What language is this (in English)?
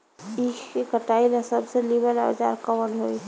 Bhojpuri